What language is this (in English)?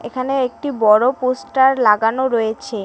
Bangla